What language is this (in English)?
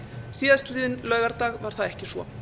Icelandic